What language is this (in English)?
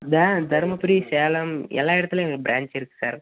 Tamil